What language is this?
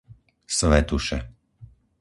Slovak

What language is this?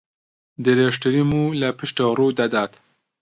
Central Kurdish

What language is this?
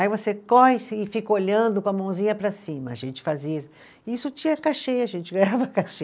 Portuguese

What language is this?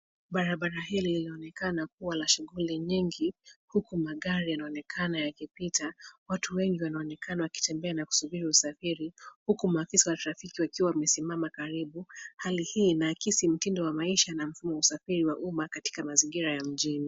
Swahili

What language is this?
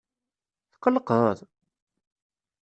Kabyle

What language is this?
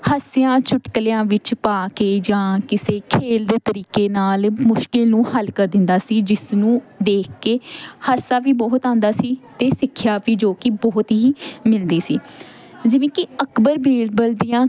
Punjabi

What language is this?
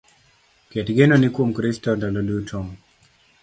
Luo (Kenya and Tanzania)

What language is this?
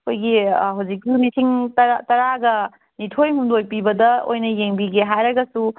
Manipuri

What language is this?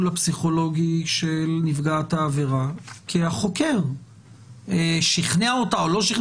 Hebrew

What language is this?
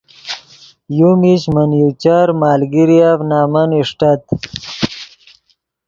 Yidgha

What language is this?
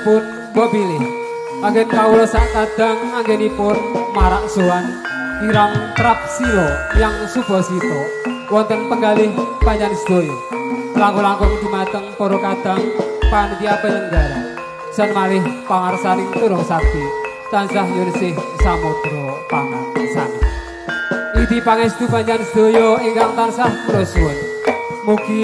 Indonesian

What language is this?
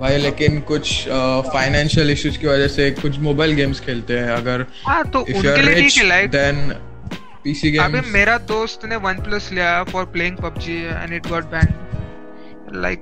Hindi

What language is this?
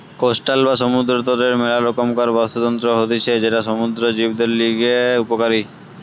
Bangla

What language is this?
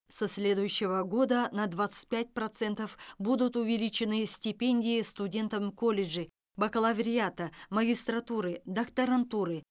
Kazakh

